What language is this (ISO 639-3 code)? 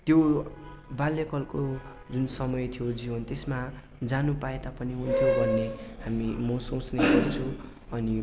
nep